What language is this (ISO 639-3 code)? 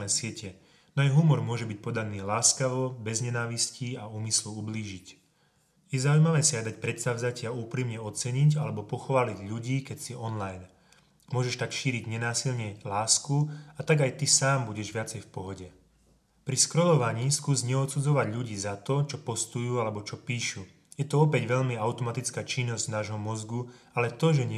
slk